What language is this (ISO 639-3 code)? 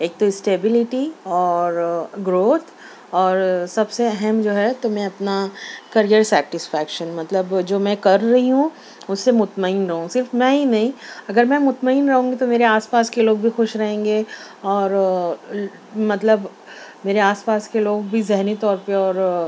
urd